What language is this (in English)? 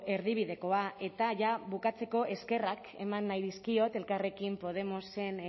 Basque